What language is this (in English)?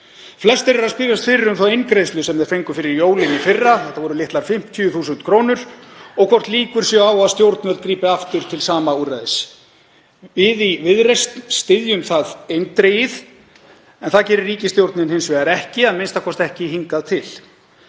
Icelandic